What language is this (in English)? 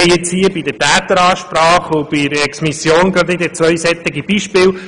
Swiss German